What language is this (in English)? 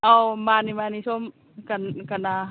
Manipuri